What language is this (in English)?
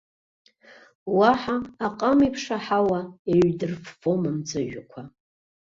Abkhazian